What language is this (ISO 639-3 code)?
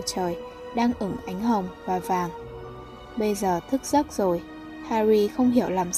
vie